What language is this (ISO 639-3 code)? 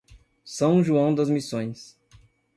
por